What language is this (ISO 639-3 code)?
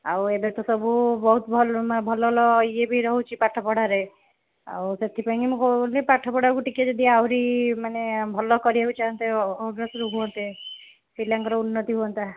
ori